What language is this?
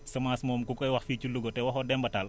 Wolof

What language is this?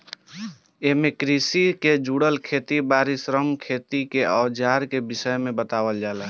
Bhojpuri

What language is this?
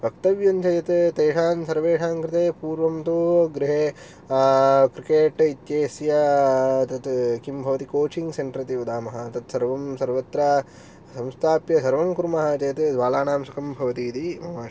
Sanskrit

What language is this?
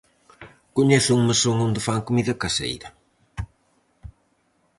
Galician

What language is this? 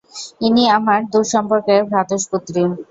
Bangla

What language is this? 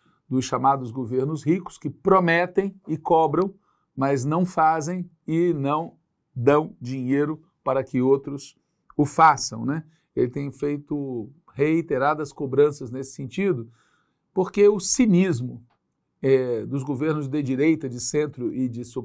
Portuguese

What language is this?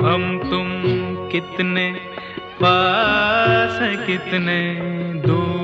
Hindi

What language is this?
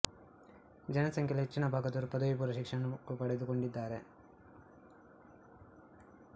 Kannada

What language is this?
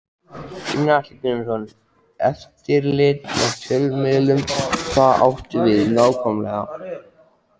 Icelandic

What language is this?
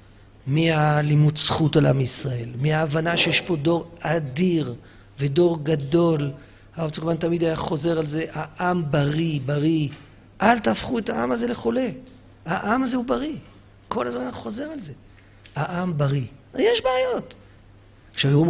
Hebrew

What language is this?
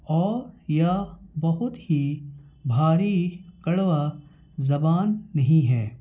Urdu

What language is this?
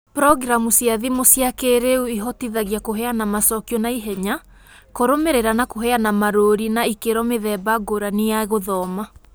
Kikuyu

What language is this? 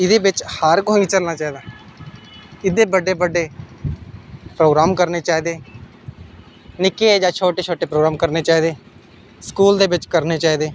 Dogri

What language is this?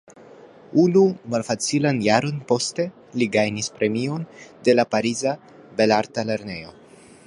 Esperanto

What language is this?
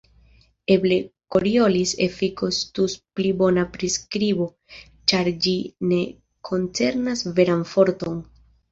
Esperanto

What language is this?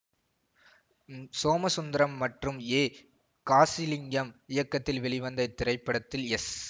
Tamil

